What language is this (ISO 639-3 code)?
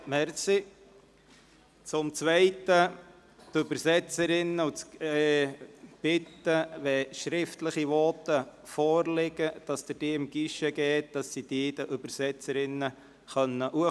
gsw